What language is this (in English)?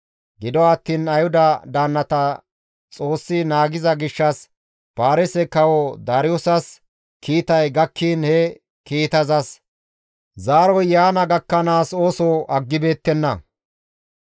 Gamo